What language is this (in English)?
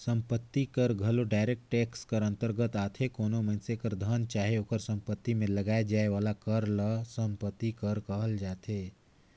Chhattisgarhi